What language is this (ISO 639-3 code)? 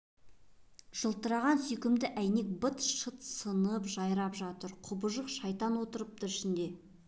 kaz